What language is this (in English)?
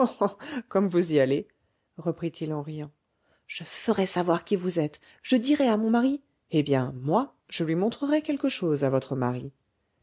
French